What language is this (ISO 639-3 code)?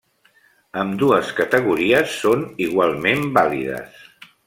cat